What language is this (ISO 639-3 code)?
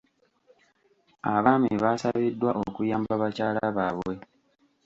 lug